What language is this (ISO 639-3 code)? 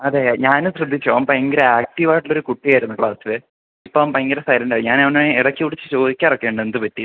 mal